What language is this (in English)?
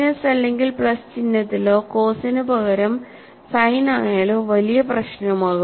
Malayalam